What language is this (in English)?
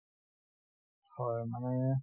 Assamese